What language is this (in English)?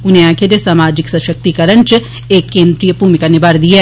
Dogri